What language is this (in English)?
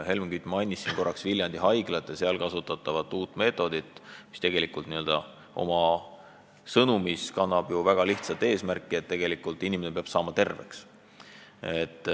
Estonian